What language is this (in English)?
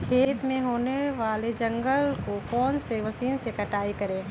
Magahi